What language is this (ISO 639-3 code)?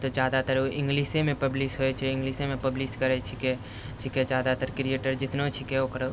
mai